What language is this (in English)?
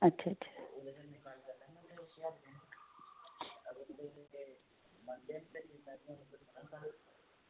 Dogri